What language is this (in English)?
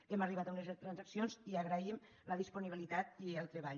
Catalan